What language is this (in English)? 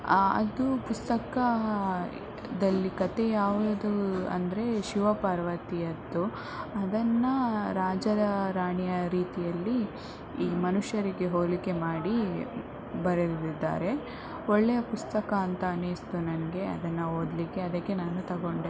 Kannada